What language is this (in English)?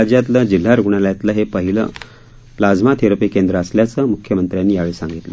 Marathi